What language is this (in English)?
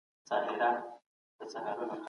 Pashto